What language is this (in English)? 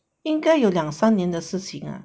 English